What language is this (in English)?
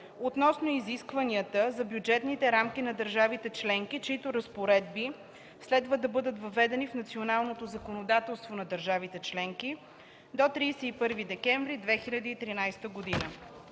Bulgarian